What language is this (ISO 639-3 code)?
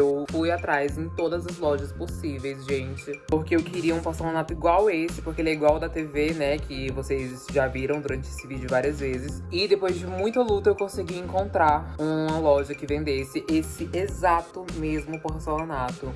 por